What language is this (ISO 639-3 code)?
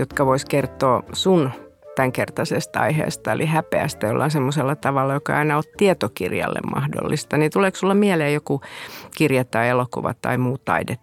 fin